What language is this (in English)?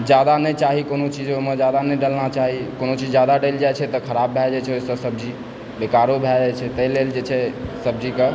Maithili